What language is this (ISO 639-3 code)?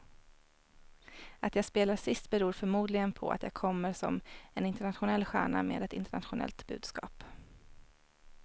swe